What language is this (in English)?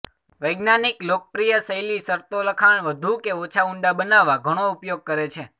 Gujarati